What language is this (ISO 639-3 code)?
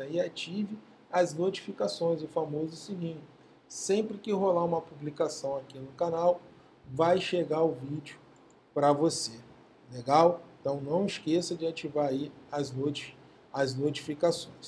por